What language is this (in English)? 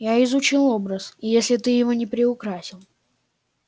Russian